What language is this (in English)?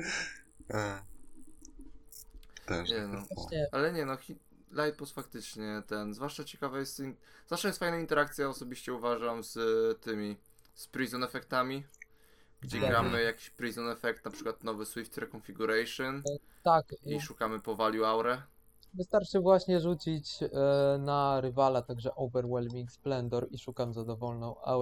Polish